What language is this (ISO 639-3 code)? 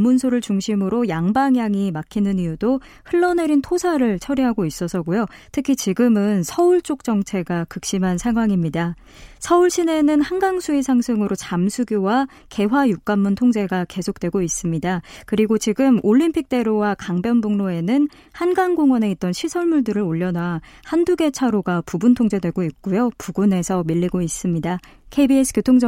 kor